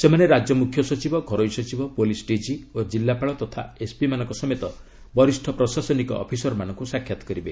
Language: Odia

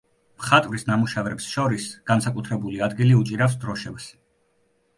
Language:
Georgian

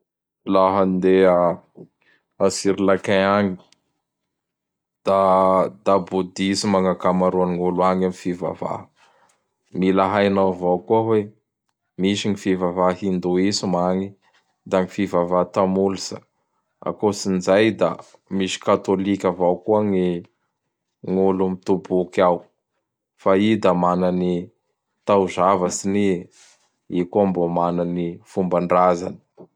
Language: Bara Malagasy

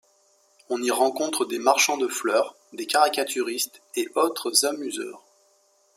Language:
French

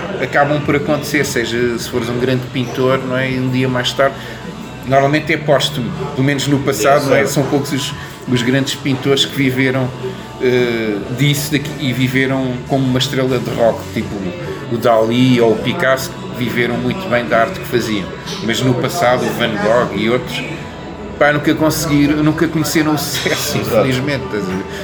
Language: Portuguese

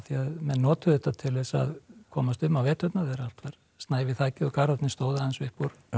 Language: Icelandic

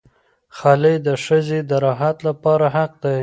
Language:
Pashto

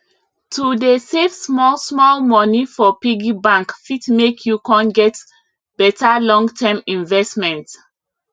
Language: Nigerian Pidgin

